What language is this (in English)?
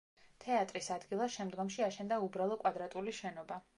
Georgian